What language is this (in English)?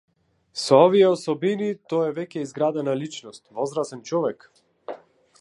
Macedonian